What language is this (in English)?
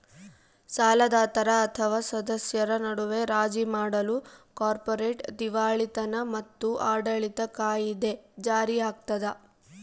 Kannada